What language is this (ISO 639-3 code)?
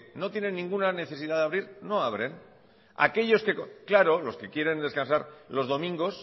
spa